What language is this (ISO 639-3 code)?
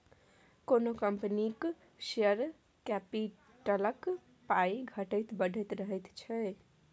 mai